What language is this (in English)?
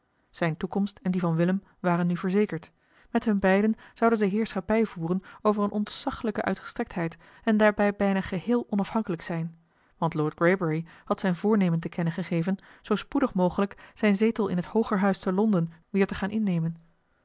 Dutch